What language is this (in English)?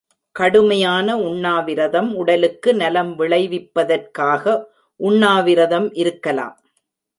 Tamil